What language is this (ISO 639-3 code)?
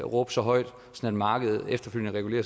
dan